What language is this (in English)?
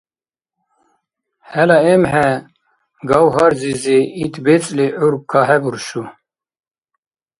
Dargwa